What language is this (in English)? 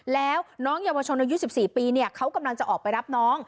Thai